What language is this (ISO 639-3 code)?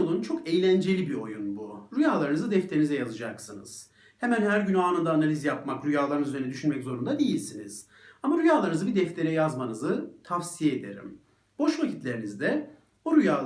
tur